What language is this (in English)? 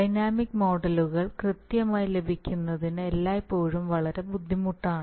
Malayalam